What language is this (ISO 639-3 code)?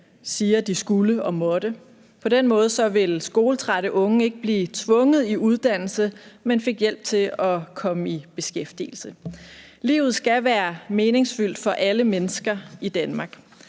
dan